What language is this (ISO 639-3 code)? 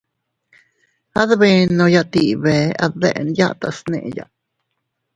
cut